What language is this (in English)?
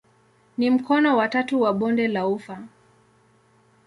Swahili